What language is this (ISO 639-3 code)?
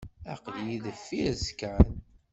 kab